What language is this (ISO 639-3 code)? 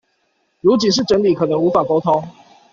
zho